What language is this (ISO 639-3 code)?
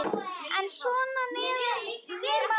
isl